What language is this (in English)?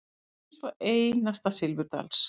Icelandic